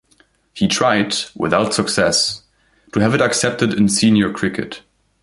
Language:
English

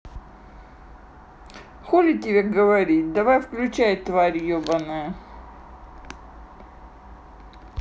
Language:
Russian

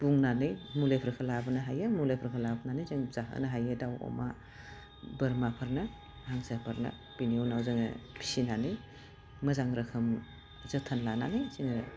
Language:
Bodo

